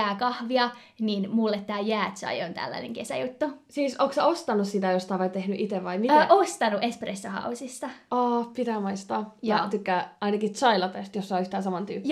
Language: Finnish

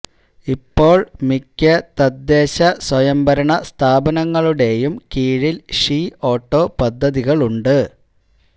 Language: Malayalam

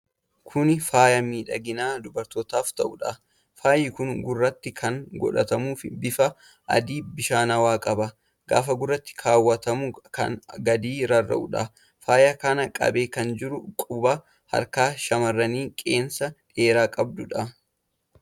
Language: Oromo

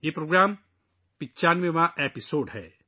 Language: Urdu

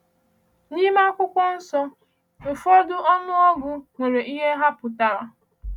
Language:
Igbo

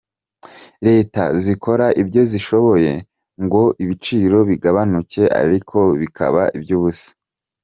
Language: Kinyarwanda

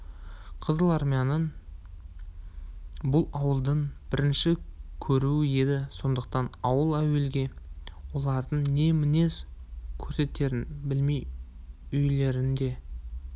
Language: Kazakh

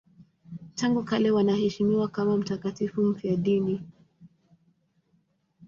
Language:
Swahili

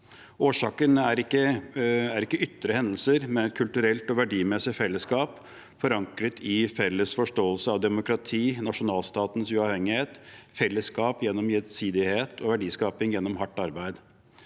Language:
Norwegian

